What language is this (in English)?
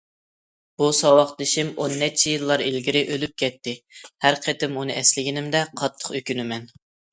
Uyghur